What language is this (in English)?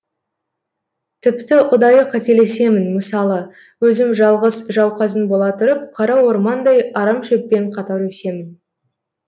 Kazakh